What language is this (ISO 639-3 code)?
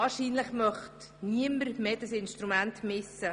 gsw